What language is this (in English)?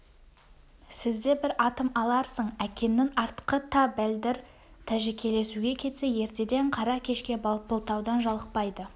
Kazakh